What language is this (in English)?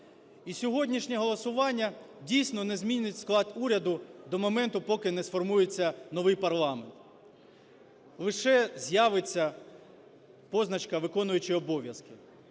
Ukrainian